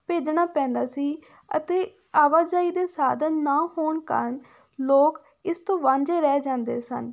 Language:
Punjabi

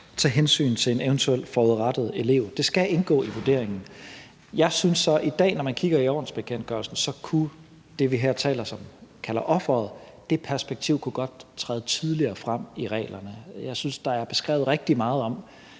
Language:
Danish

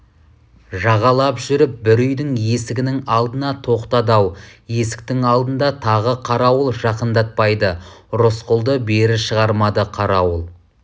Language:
Kazakh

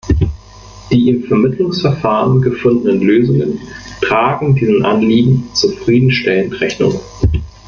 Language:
German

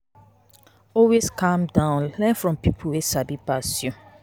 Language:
Nigerian Pidgin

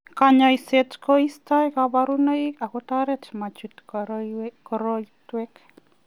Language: Kalenjin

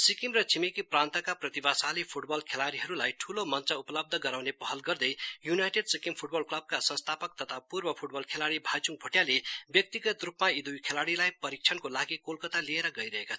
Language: Nepali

